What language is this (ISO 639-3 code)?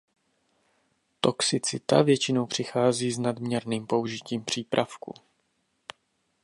ces